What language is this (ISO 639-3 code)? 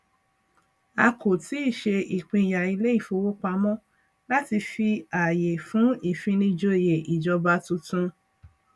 yor